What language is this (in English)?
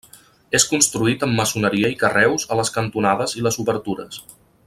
Catalan